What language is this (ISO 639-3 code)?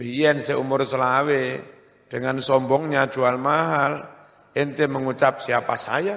ind